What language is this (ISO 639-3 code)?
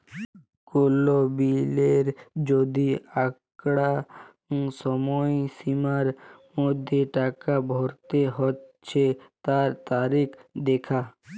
ben